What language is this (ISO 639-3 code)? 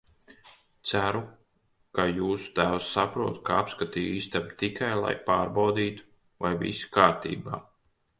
lav